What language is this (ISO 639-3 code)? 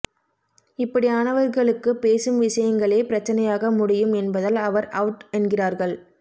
tam